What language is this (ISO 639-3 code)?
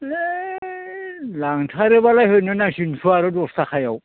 brx